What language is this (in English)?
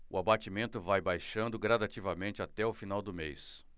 Portuguese